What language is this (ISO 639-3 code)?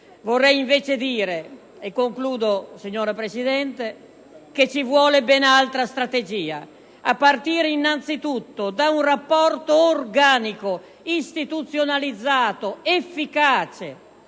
ita